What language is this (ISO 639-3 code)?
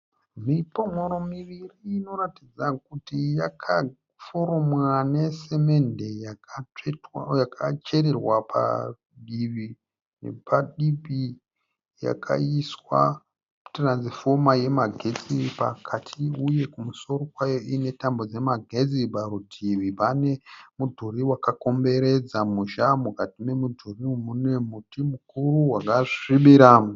sna